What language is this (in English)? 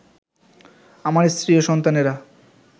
Bangla